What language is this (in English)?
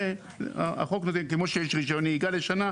Hebrew